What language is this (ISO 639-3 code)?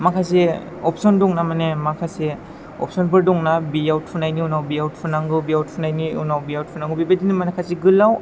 brx